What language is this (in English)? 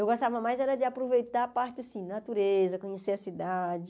Portuguese